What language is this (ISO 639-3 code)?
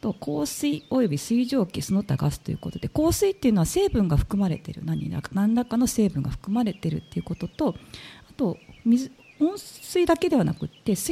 jpn